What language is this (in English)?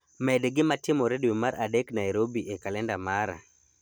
Luo (Kenya and Tanzania)